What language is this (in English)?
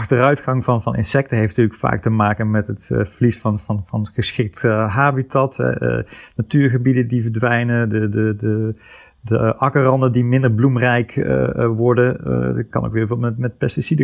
Dutch